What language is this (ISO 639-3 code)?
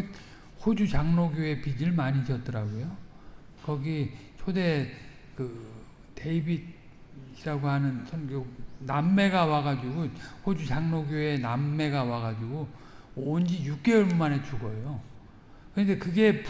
kor